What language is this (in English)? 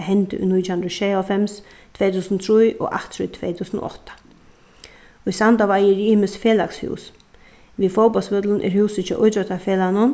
Faroese